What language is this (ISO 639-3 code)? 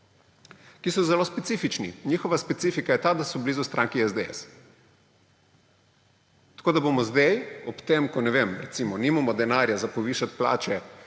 slv